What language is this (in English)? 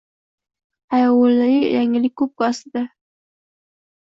Uzbek